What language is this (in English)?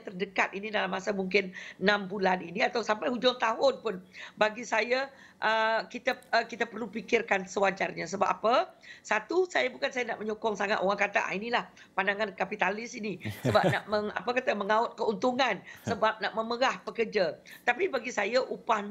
Malay